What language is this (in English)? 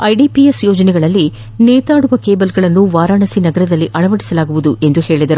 Kannada